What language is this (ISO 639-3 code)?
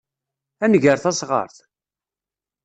kab